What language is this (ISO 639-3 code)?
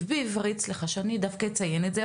heb